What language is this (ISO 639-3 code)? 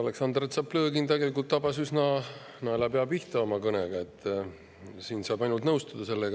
est